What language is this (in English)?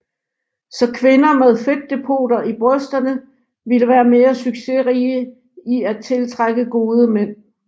Danish